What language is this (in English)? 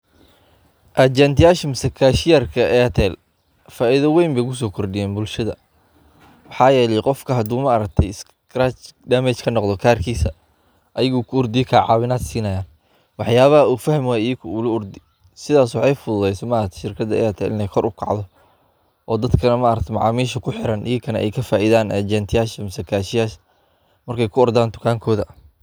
Somali